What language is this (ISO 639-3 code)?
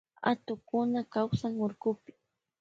qvj